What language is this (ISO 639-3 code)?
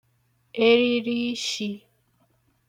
ibo